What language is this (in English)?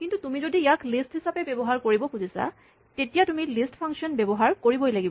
Assamese